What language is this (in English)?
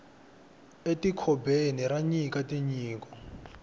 Tsonga